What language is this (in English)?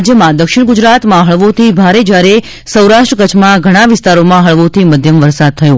Gujarati